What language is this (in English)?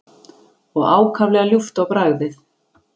Icelandic